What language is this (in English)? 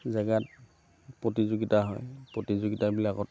Assamese